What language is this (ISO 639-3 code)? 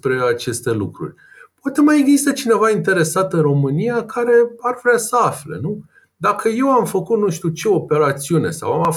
ron